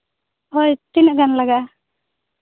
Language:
Santali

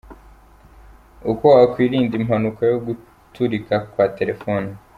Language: Kinyarwanda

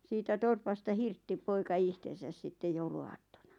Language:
Finnish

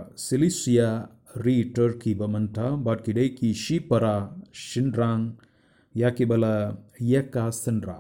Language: Tamil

